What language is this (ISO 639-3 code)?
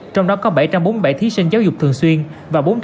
vie